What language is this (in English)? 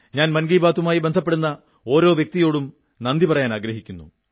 Malayalam